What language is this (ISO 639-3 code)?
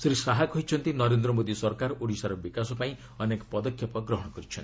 ori